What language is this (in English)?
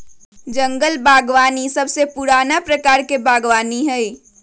Magahi